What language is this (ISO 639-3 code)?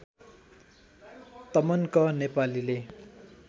nep